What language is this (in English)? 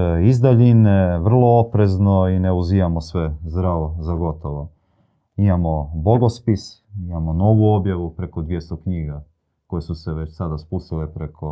Croatian